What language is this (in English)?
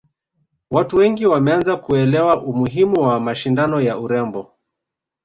Swahili